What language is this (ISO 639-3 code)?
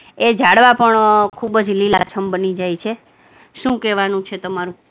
guj